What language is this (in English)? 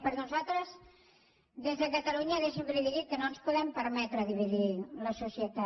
Catalan